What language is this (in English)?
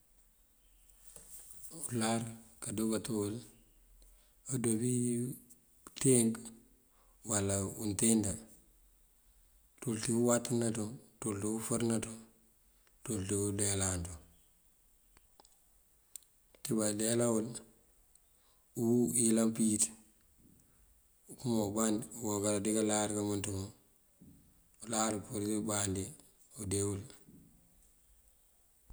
Mandjak